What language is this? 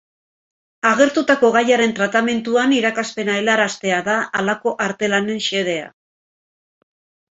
Basque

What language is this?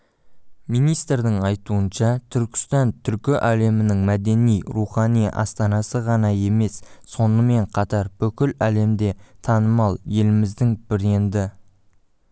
Kazakh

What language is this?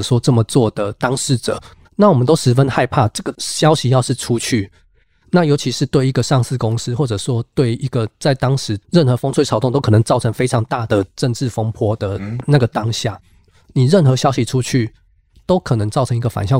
Chinese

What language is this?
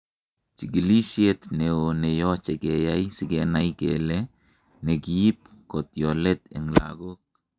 Kalenjin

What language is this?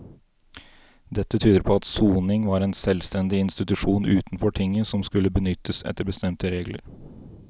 Norwegian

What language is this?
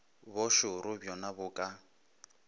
Northern Sotho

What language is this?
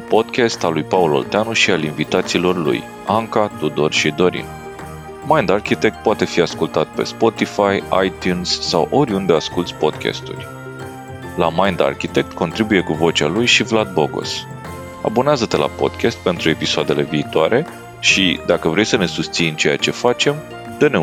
Romanian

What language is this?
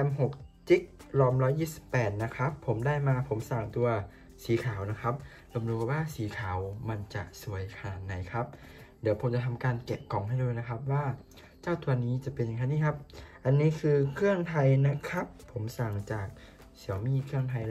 Thai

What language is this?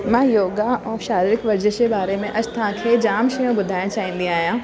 Sindhi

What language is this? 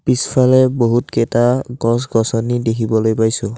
Assamese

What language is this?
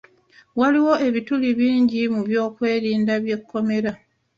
Ganda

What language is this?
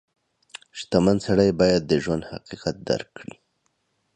Pashto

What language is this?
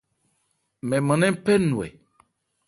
Ebrié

